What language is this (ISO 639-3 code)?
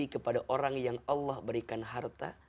ind